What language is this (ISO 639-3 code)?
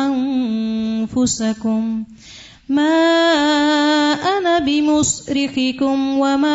urd